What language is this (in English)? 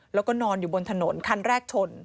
Thai